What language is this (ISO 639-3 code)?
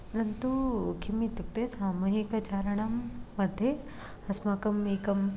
san